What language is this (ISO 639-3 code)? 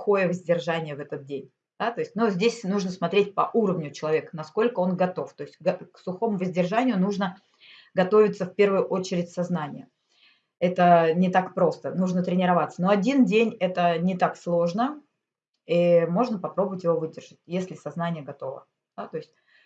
rus